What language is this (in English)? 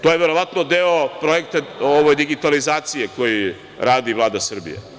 Serbian